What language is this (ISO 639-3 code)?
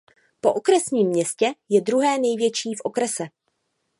ces